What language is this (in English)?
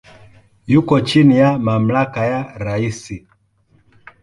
Swahili